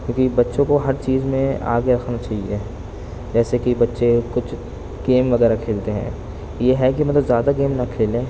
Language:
Urdu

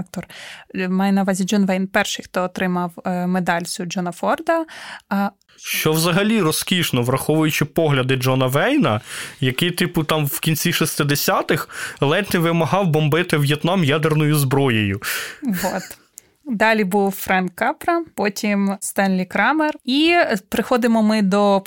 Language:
Ukrainian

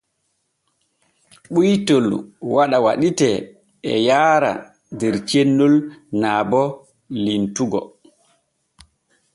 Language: Borgu Fulfulde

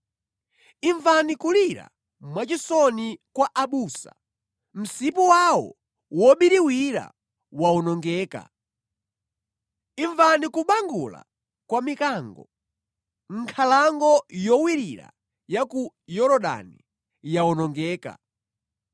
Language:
Nyanja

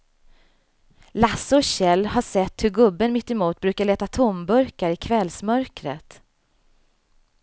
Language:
Swedish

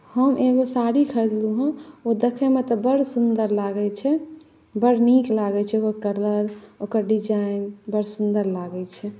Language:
Maithili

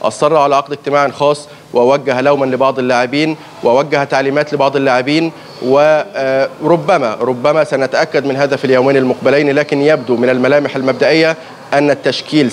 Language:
Arabic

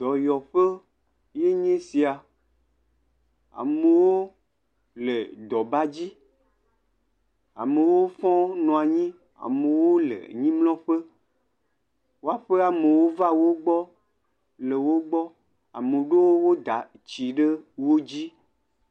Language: Ewe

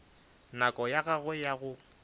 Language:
Northern Sotho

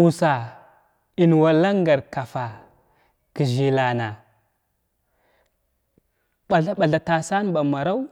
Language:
Glavda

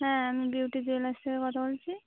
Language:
Bangla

